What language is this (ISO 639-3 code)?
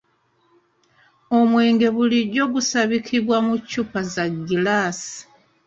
lug